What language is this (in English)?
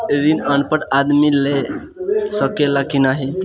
Bhojpuri